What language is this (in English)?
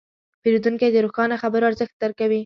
Pashto